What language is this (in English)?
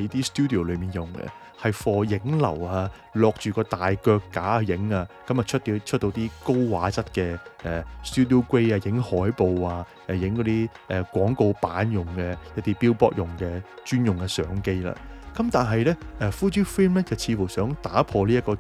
Chinese